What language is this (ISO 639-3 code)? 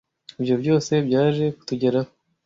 kin